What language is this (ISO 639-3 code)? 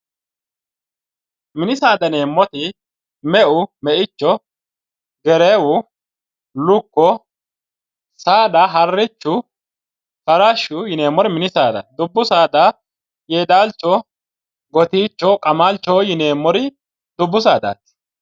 sid